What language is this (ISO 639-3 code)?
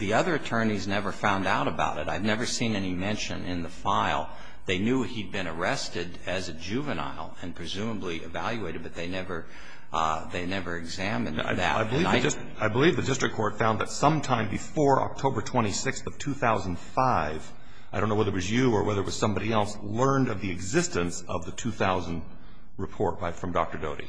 eng